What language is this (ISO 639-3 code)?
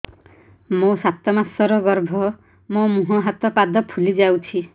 ori